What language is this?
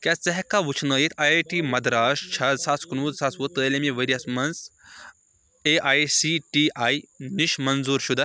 Kashmiri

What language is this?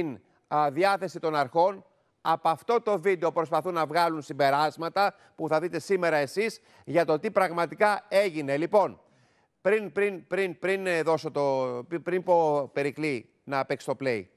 Greek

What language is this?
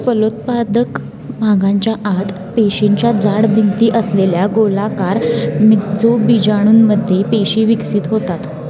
Marathi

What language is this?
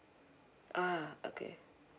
English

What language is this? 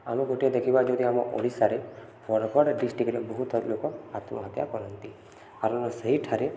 Odia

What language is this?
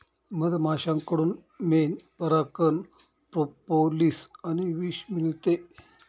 Marathi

